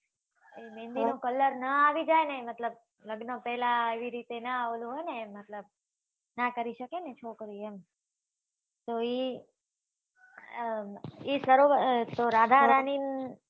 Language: Gujarati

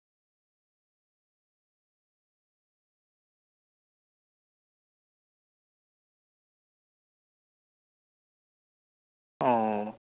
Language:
Santali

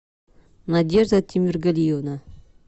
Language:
Russian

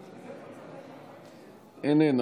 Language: Hebrew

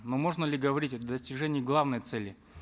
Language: Kazakh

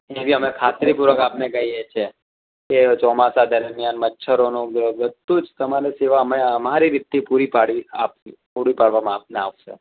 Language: Gujarati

